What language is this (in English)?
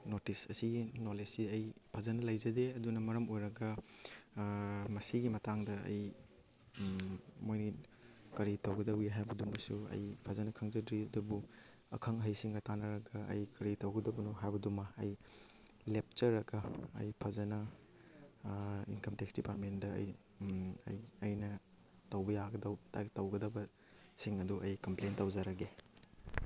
Manipuri